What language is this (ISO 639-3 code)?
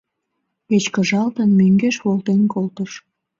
chm